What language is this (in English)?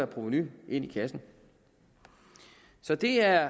Danish